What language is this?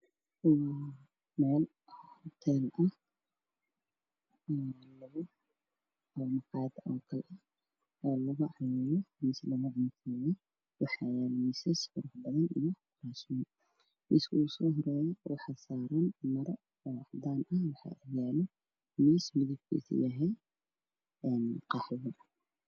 Somali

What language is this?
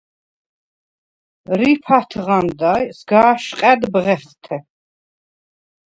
Svan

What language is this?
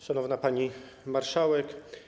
Polish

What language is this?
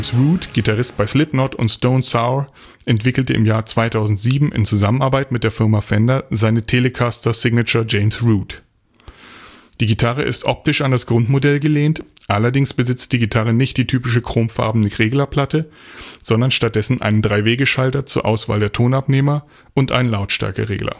German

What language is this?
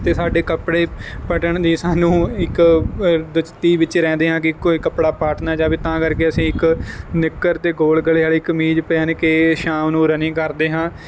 Punjabi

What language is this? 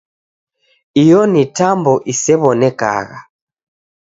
Taita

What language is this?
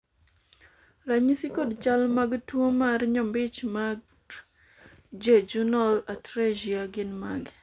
Luo (Kenya and Tanzania)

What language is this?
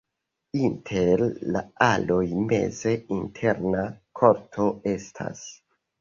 Esperanto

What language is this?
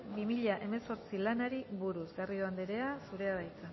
Basque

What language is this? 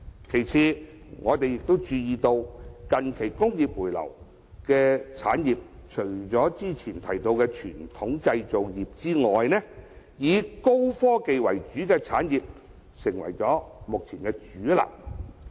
Cantonese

